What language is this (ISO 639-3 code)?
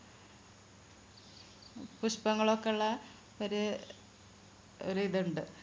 mal